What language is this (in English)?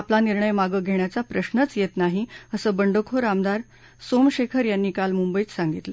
Marathi